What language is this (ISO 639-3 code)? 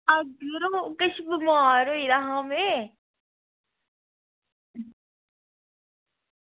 doi